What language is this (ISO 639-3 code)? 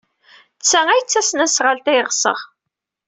kab